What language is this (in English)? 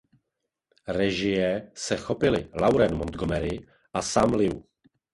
Czech